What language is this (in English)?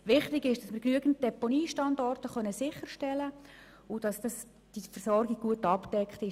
Swiss German